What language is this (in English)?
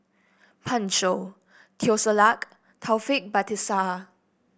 English